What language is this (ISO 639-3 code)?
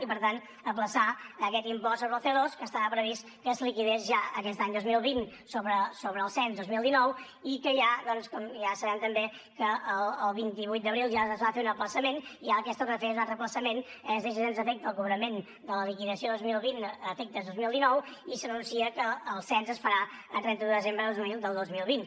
cat